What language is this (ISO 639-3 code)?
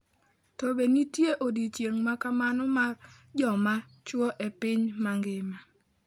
luo